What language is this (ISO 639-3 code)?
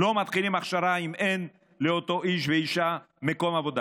heb